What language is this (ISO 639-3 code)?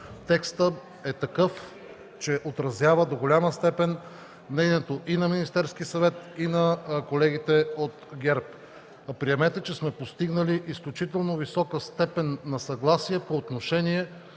bul